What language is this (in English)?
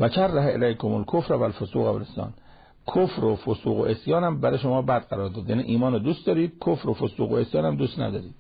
Persian